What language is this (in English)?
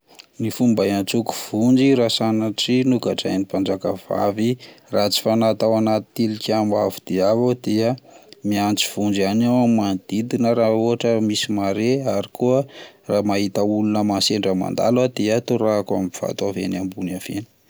Malagasy